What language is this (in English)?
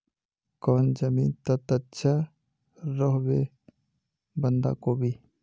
Magahi